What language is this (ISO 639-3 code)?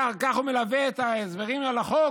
heb